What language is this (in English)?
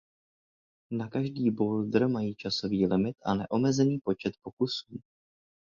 Czech